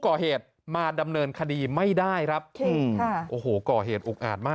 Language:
Thai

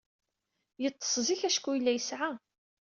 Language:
Kabyle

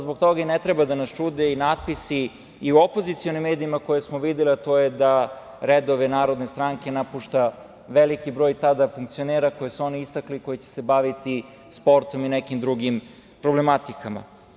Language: Serbian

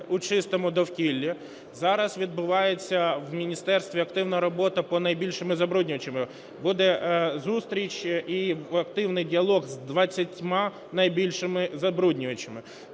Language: Ukrainian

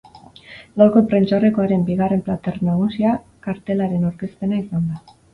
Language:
Basque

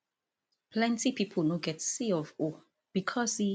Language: Nigerian Pidgin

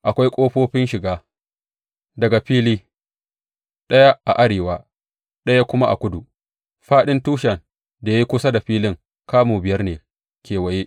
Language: Hausa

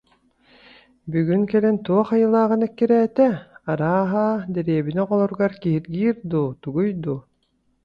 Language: Yakut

